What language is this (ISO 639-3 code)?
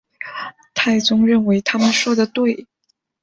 zho